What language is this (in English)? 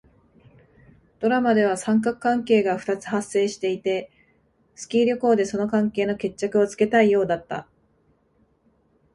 Japanese